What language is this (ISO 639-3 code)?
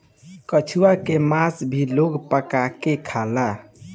bho